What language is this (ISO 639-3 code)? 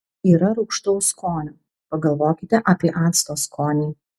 lit